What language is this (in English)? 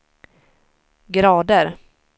Swedish